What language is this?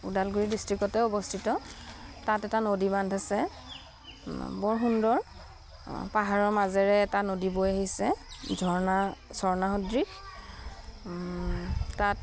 Assamese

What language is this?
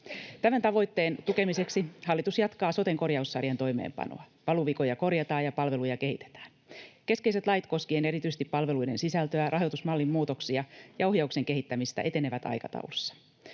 Finnish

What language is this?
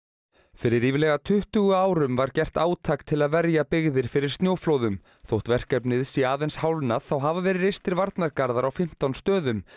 Icelandic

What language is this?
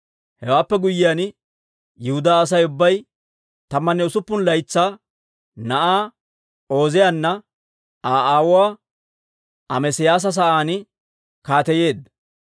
Dawro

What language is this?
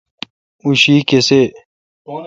Kalkoti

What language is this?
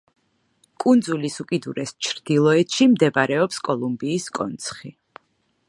Georgian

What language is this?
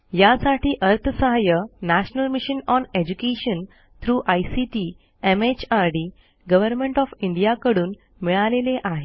Marathi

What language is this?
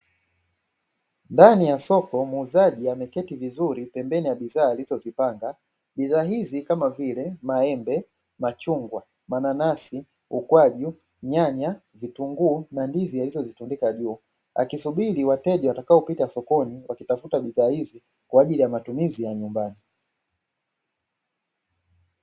Swahili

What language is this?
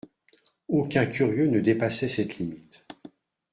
French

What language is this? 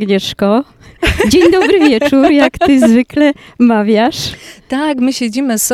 Polish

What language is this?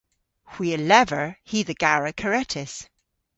Cornish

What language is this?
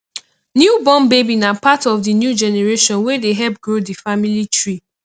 Nigerian Pidgin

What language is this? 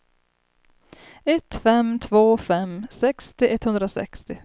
Swedish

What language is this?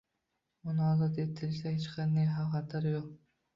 Uzbek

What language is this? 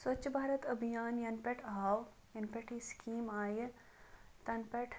Kashmiri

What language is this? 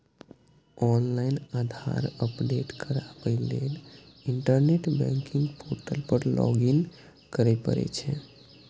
Maithili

